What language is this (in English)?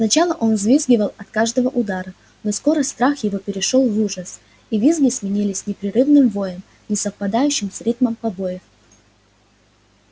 Russian